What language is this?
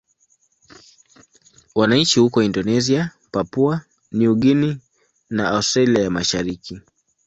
Swahili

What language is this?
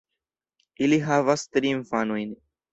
Esperanto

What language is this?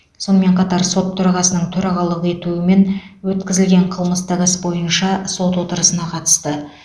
Kazakh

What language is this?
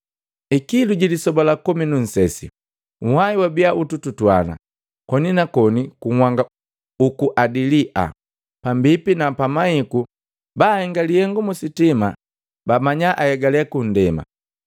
Matengo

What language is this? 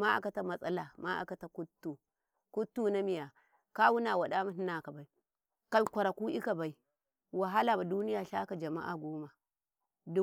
Karekare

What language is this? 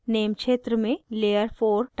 Hindi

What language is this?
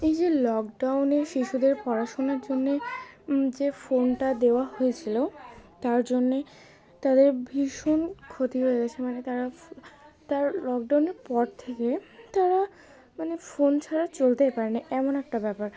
Bangla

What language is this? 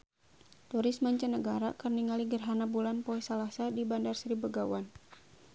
Sundanese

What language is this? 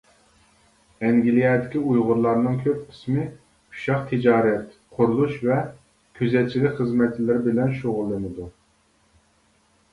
Uyghur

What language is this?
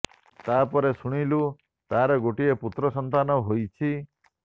Odia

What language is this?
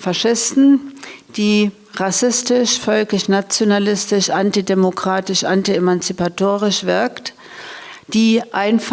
German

